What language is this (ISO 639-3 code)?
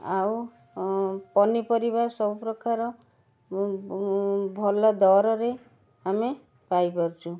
ori